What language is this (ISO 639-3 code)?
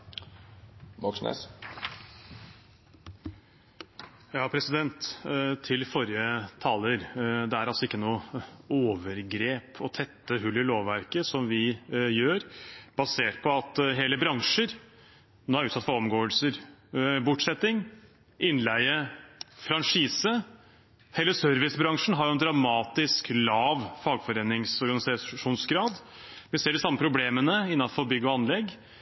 nor